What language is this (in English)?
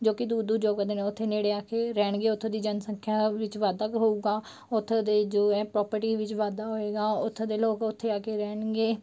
Punjabi